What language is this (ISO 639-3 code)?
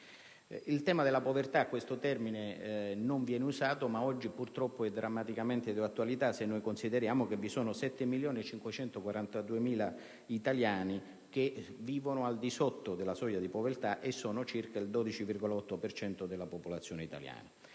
ita